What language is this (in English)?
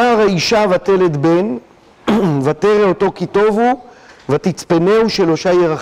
Hebrew